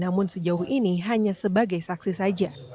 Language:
Indonesian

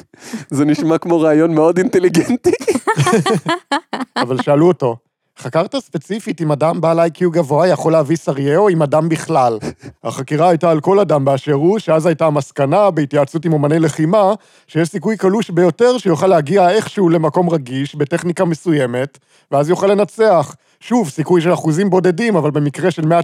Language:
Hebrew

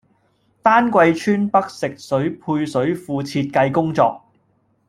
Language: Cantonese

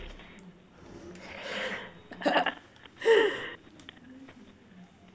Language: English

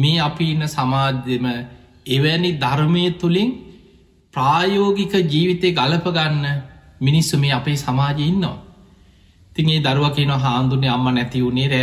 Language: Turkish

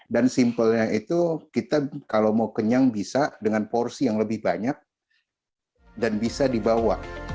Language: Indonesian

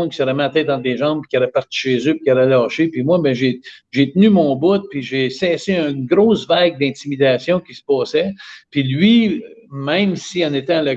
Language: French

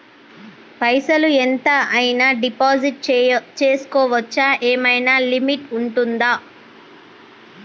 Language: Telugu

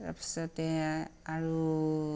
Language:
Assamese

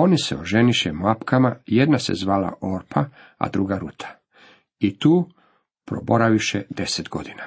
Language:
Croatian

